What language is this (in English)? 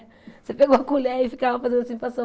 Portuguese